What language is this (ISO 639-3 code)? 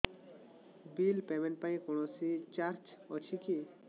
ori